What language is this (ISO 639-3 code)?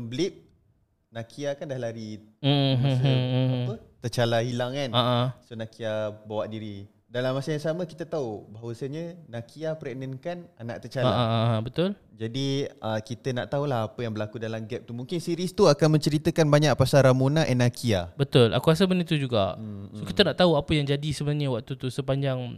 msa